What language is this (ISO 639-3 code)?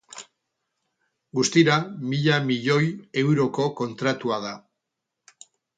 eus